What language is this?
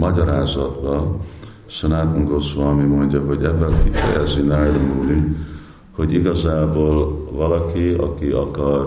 Hungarian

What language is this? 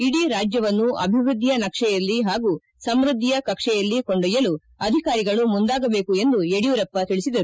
Kannada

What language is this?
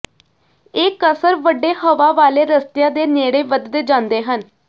Punjabi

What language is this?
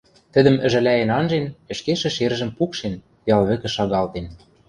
Western Mari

